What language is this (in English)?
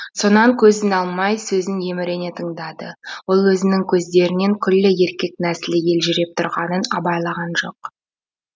Kazakh